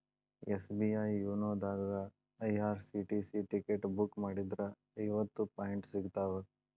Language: Kannada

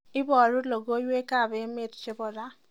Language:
Kalenjin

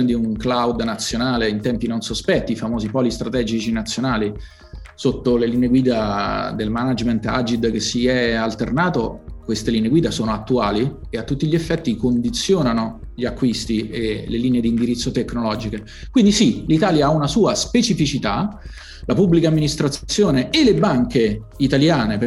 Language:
Italian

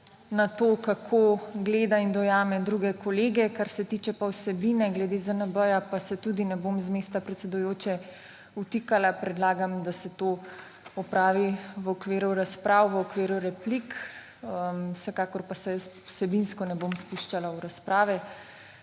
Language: Slovenian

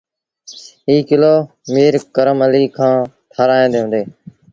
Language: Sindhi Bhil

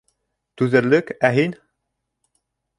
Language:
Bashkir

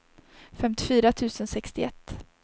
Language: Swedish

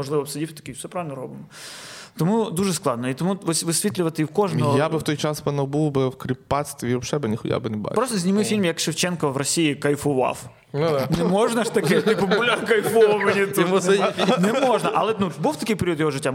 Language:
Ukrainian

